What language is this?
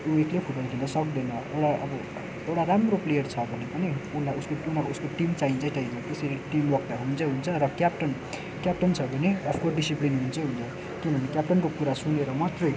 Nepali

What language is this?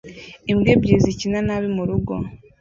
Kinyarwanda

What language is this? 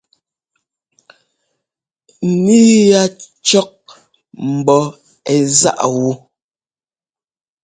Ngomba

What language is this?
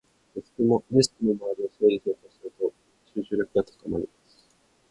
Japanese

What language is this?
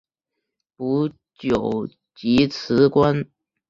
Chinese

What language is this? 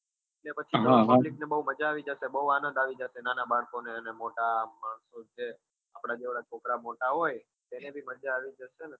Gujarati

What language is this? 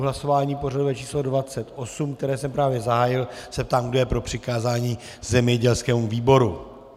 Czech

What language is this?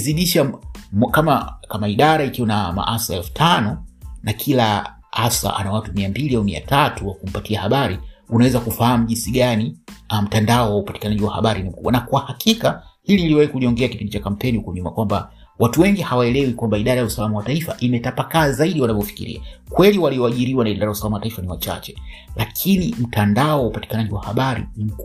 Swahili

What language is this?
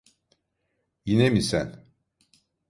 Turkish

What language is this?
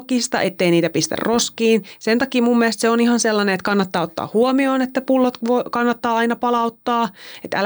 Finnish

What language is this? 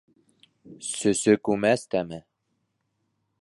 Bashkir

